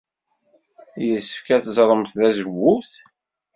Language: Kabyle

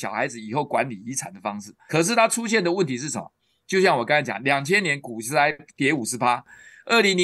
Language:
Chinese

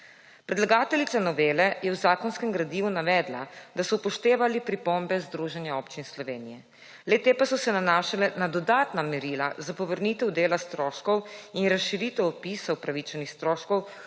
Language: Slovenian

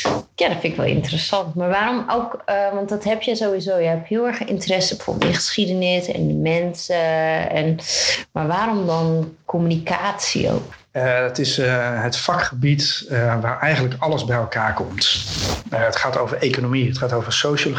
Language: Dutch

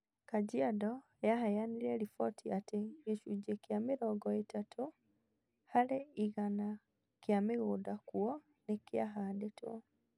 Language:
Kikuyu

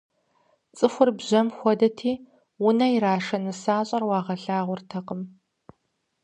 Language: Kabardian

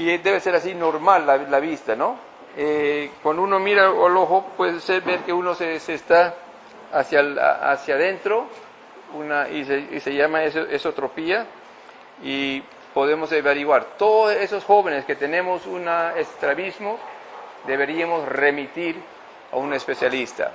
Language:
Spanish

